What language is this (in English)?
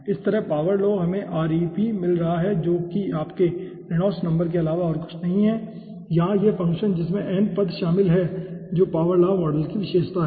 Hindi